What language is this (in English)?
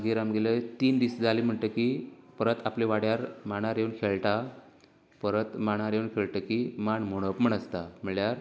Konkani